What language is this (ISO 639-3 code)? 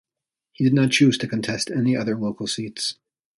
eng